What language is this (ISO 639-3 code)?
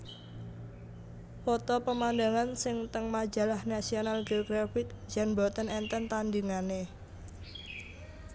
jav